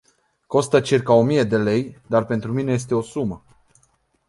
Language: Romanian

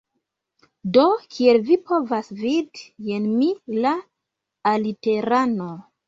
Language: Esperanto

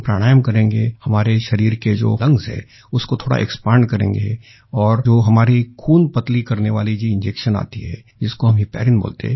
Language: Hindi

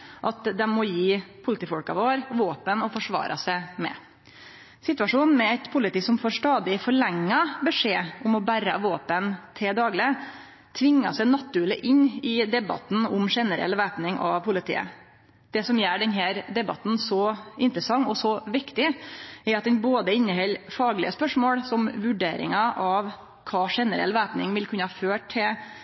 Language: Norwegian Nynorsk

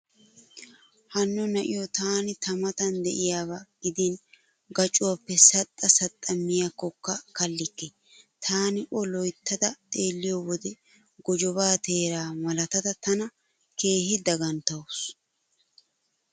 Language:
Wolaytta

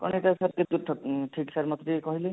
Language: Odia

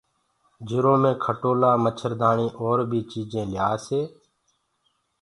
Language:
Gurgula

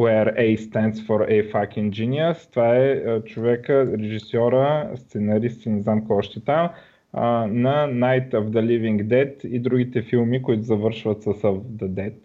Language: Bulgarian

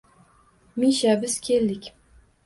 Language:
Uzbek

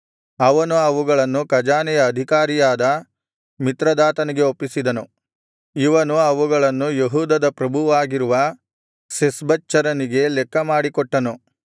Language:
Kannada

